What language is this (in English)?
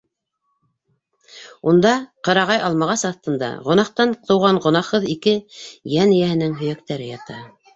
Bashkir